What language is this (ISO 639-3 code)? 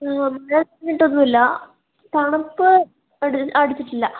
mal